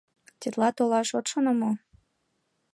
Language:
Mari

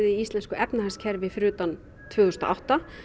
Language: Icelandic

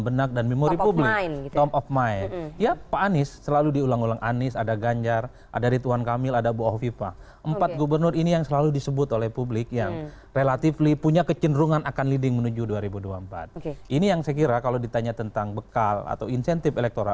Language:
Indonesian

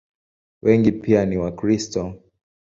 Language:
Swahili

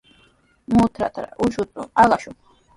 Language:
Sihuas Ancash Quechua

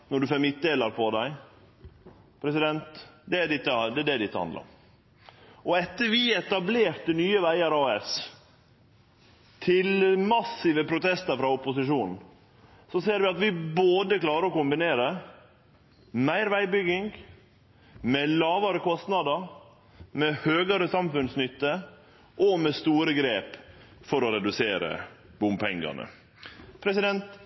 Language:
Norwegian Nynorsk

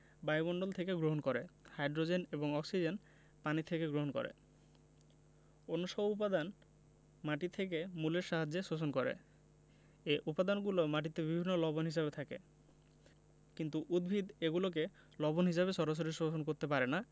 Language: Bangla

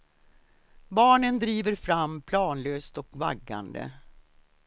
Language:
Swedish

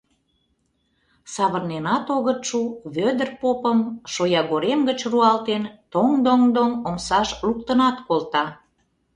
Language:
Mari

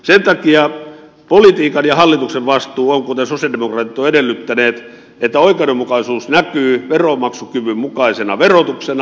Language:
Finnish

